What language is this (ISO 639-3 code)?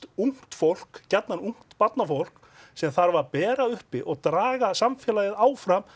isl